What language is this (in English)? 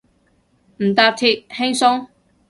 Cantonese